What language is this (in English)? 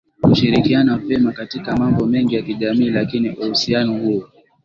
Swahili